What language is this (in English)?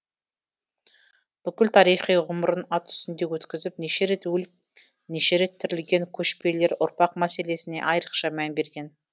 Kazakh